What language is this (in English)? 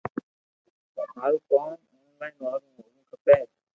Loarki